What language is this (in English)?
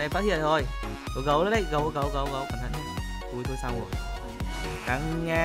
Vietnamese